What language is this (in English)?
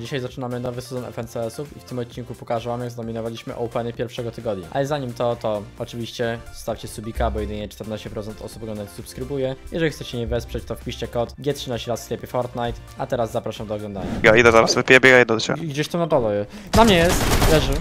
Polish